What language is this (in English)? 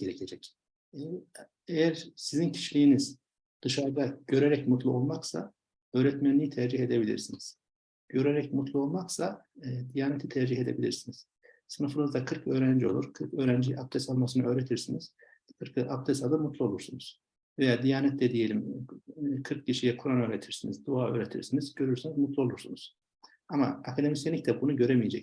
Turkish